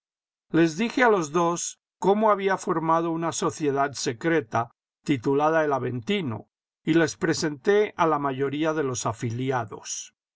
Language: Spanish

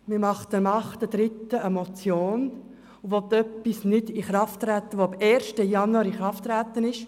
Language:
Swiss German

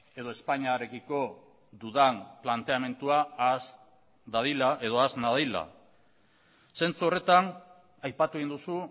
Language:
Basque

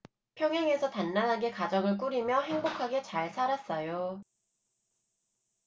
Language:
Korean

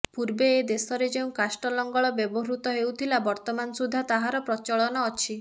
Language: Odia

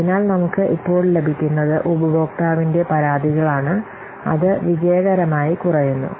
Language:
Malayalam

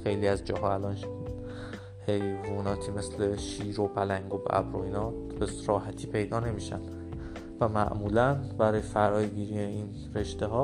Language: Persian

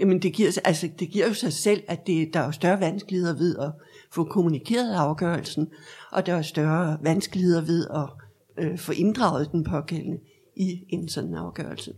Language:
Danish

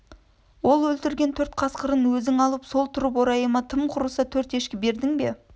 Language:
Kazakh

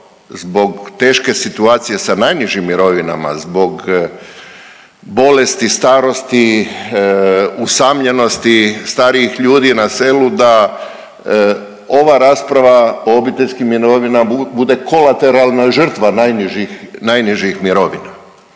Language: Croatian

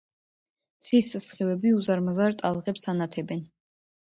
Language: Georgian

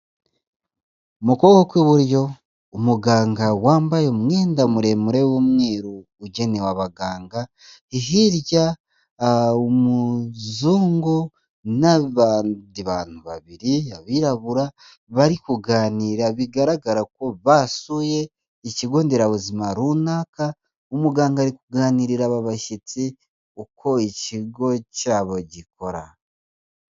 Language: Kinyarwanda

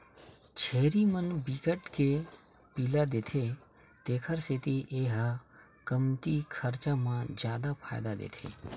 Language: Chhattisgarhi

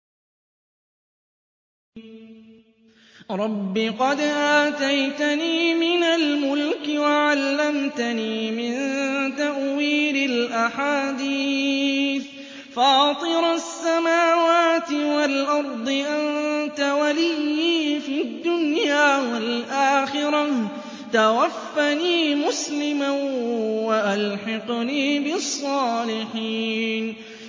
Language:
Arabic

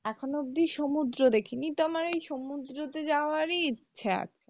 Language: Bangla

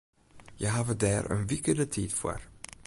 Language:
Western Frisian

